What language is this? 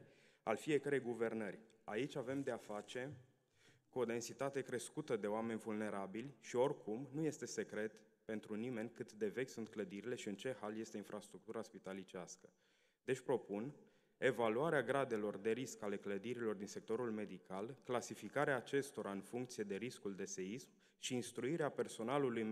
Romanian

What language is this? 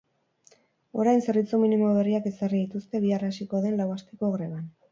Basque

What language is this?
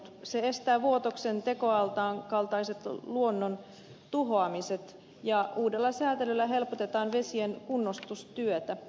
Finnish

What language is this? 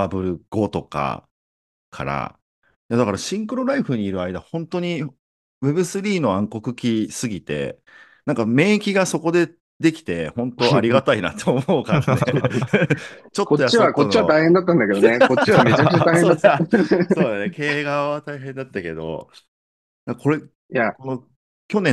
Japanese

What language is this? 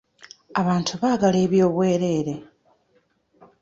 Ganda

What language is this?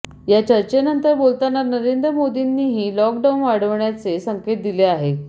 Marathi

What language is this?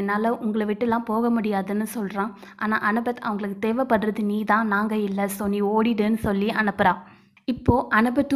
Tamil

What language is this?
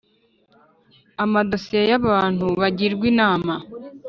Kinyarwanda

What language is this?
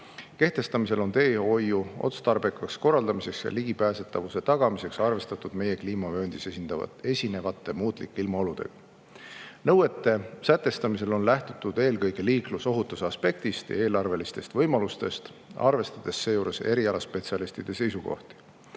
Estonian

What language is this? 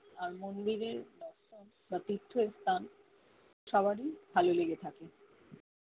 Bangla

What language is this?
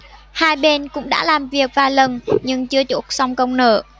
Vietnamese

